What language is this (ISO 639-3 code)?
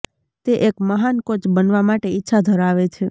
guj